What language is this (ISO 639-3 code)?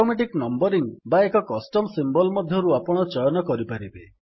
ori